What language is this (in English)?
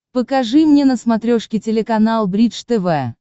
Russian